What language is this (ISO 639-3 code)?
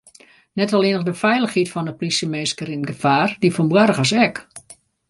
fry